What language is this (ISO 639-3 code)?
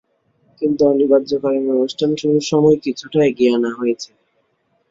ben